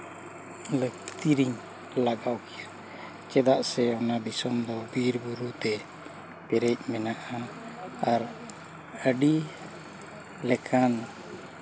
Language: Santali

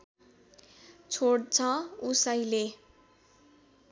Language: Nepali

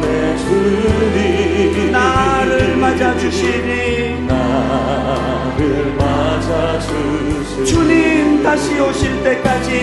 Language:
Korean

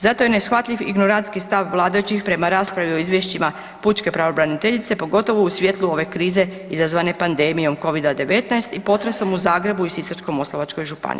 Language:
Croatian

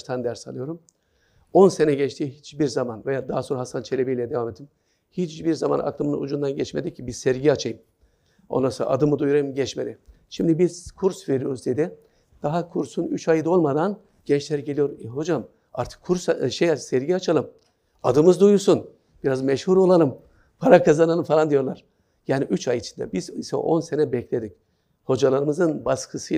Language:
Turkish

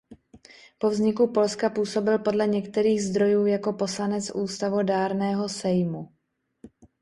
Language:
Czech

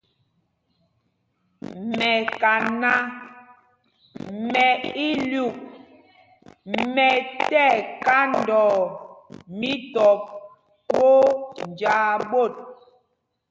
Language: Mpumpong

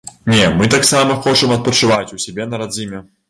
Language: Belarusian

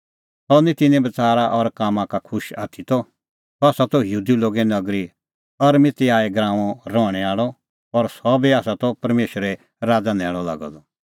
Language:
Kullu Pahari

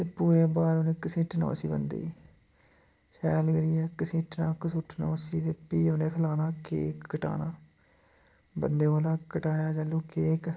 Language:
Dogri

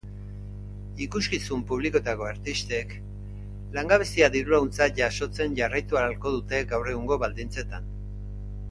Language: Basque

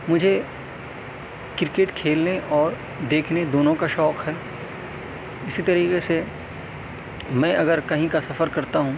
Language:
Urdu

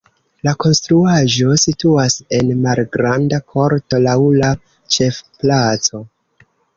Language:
Esperanto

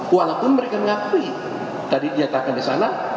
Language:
Indonesian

